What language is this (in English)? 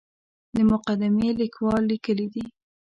Pashto